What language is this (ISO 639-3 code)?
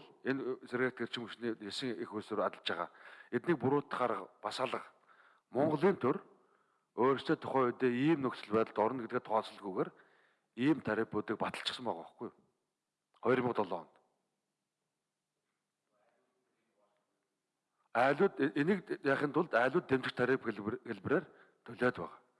tur